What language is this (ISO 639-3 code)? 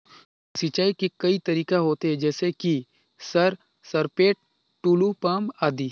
hne